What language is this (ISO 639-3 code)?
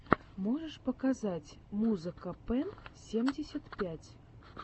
rus